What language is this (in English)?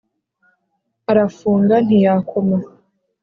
Kinyarwanda